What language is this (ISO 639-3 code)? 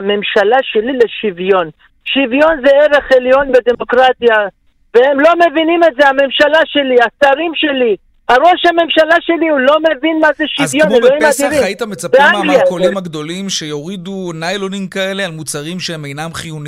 heb